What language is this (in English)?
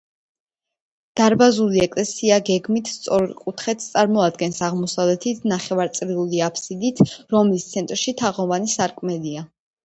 Georgian